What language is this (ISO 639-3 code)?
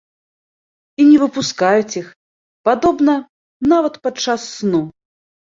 bel